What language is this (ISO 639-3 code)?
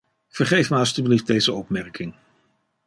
nld